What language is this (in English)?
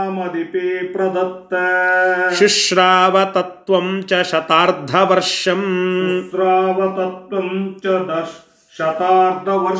Kannada